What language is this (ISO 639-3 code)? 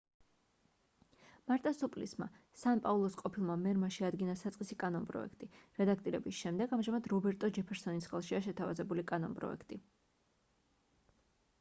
kat